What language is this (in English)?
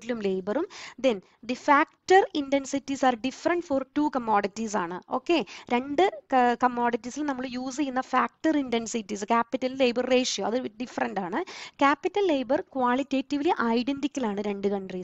Malayalam